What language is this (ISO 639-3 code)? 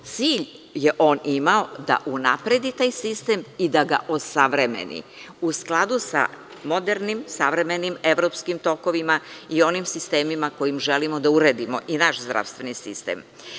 srp